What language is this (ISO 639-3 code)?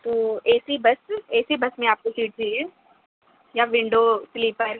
urd